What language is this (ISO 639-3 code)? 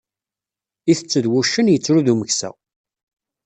kab